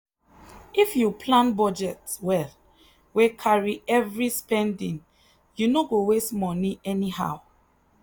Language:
Nigerian Pidgin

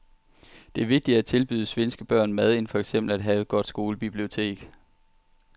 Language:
Danish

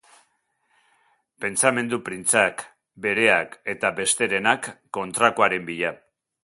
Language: Basque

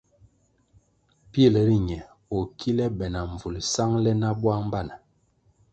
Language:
Kwasio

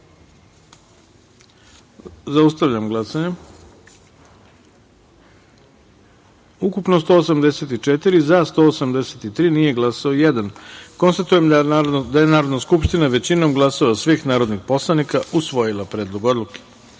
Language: Serbian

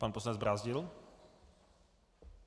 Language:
Czech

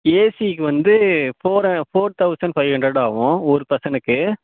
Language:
Tamil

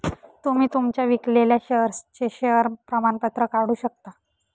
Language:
Marathi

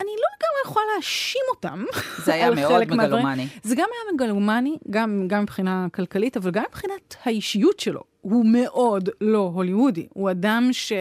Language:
Hebrew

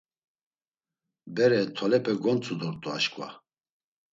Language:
Laz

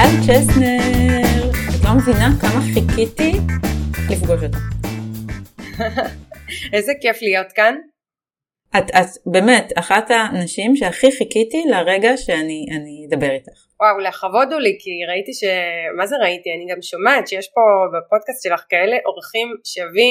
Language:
Hebrew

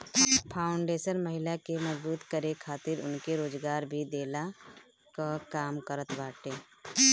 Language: Bhojpuri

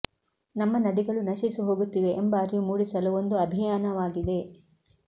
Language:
Kannada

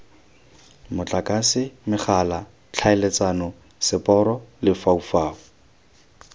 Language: Tswana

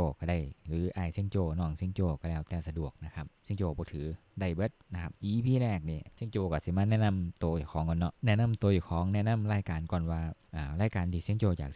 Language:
Thai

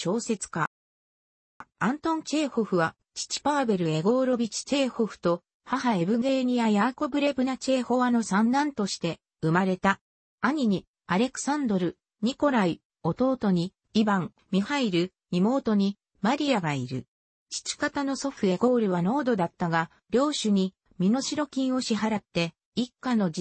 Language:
Japanese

